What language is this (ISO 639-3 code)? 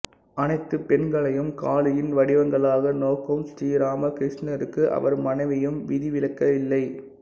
tam